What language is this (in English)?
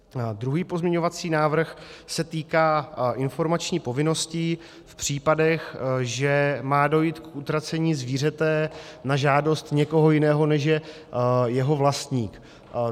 Czech